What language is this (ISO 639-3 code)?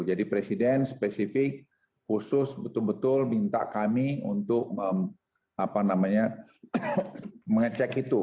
ind